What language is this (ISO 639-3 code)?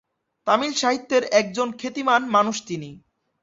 ben